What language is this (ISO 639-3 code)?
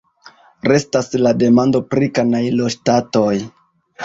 epo